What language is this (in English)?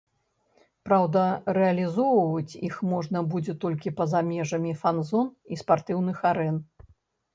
Belarusian